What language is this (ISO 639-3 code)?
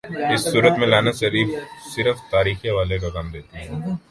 urd